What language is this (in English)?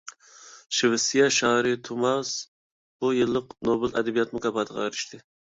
Uyghur